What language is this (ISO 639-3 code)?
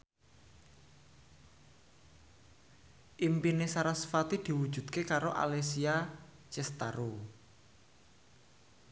jav